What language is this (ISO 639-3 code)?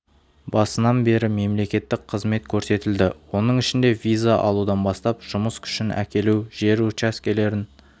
kaz